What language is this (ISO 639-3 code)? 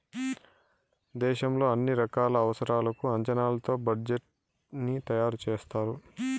tel